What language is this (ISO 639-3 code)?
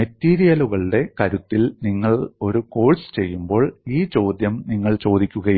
mal